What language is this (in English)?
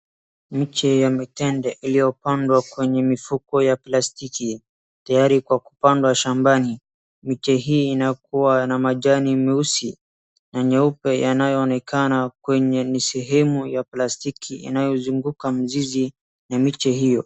Swahili